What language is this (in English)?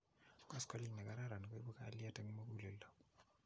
Kalenjin